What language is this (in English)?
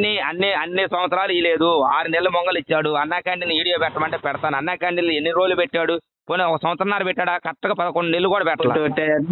Telugu